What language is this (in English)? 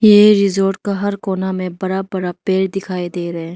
Hindi